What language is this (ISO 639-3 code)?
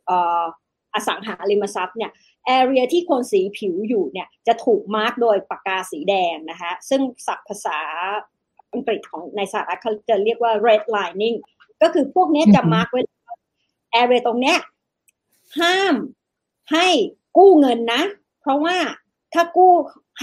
tha